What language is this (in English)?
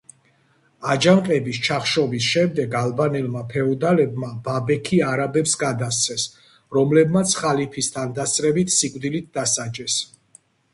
Georgian